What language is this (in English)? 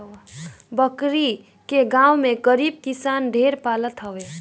Bhojpuri